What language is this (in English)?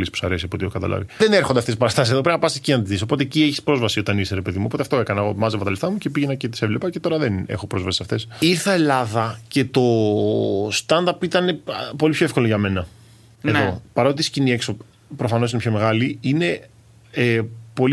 Greek